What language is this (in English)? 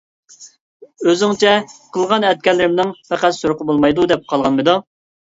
Uyghur